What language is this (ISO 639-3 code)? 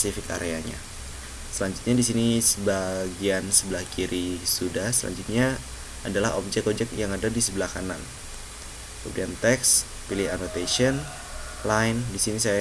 ind